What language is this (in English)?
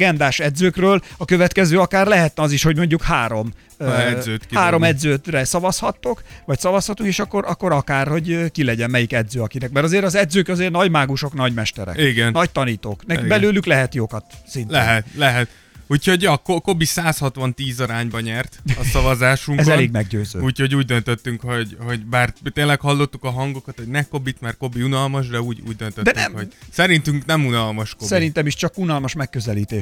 Hungarian